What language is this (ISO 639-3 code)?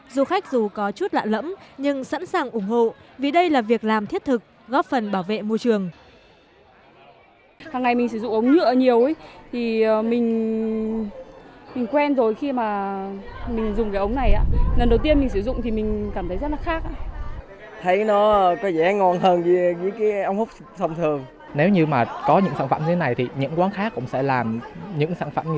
vie